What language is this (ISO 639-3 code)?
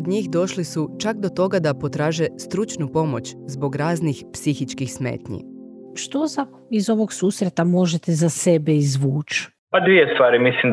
hrv